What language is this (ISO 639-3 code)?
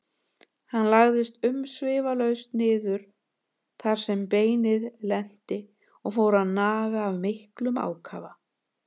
isl